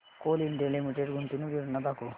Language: Marathi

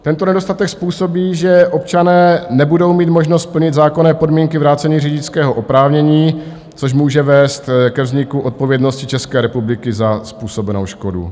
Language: Czech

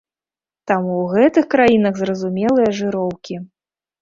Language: Belarusian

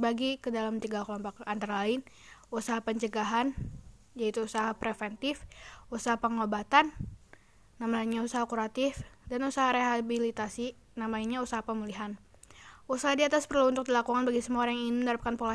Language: Indonesian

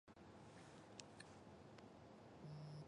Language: Chinese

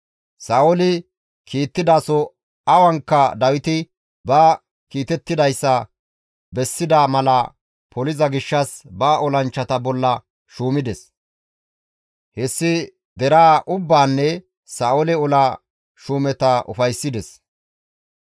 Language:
Gamo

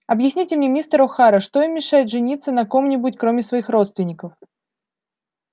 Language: Russian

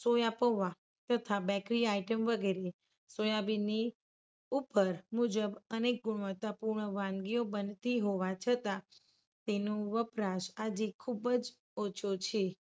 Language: Gujarati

